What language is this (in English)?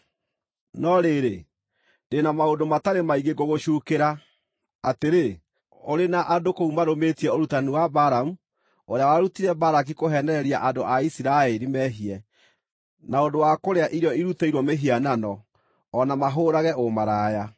Kikuyu